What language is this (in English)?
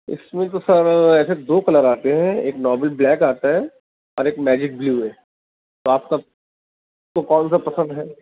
Urdu